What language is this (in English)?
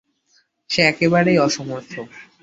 Bangla